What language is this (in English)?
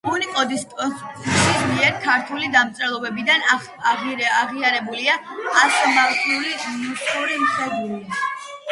Georgian